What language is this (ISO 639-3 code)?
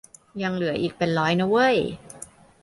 tha